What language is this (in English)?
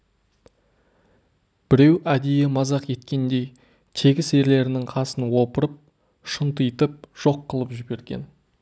Kazakh